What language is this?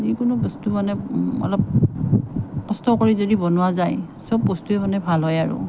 Assamese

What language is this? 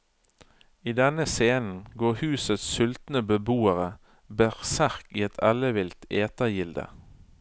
Norwegian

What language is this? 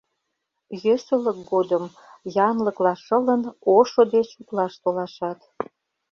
Mari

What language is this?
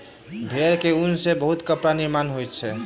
Maithili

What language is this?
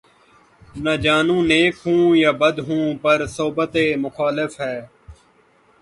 Urdu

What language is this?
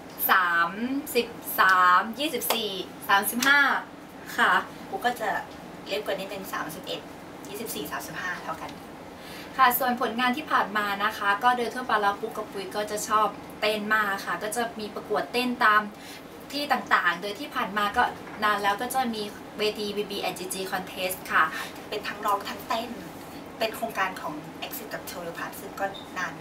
Thai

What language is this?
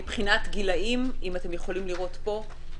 Hebrew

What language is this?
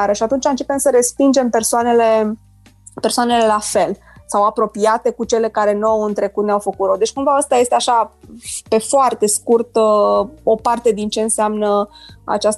Romanian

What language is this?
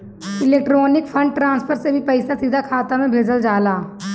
Bhojpuri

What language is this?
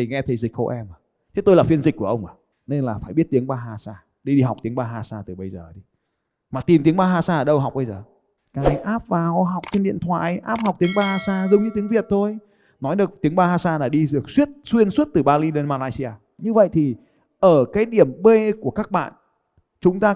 Vietnamese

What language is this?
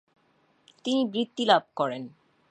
Bangla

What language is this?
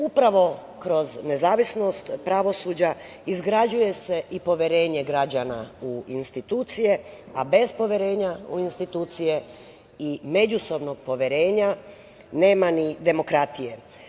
Serbian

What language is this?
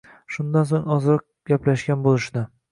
Uzbek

